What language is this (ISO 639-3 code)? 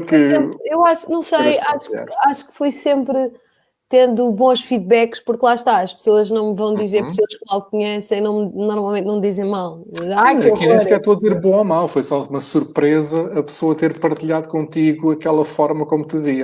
por